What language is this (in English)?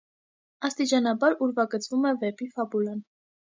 Armenian